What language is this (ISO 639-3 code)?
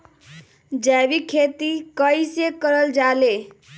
mag